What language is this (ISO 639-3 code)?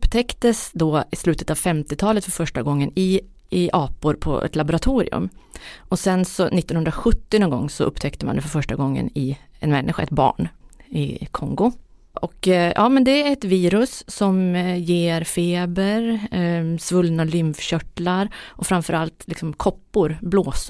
swe